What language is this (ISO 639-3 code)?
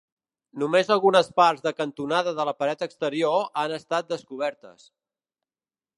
cat